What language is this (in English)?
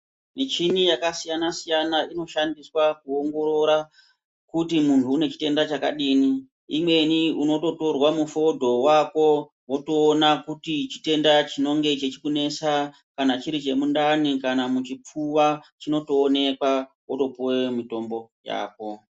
Ndau